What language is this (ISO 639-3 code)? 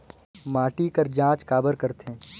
hne